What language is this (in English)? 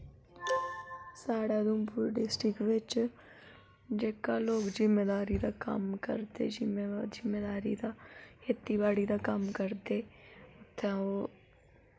Dogri